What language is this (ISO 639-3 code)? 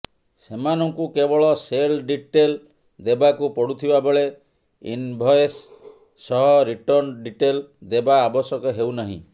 ori